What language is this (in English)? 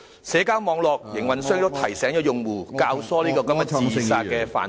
Cantonese